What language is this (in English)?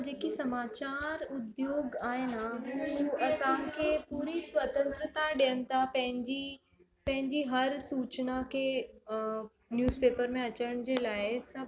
Sindhi